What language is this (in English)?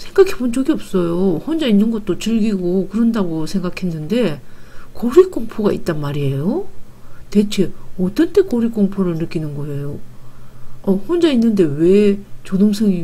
Korean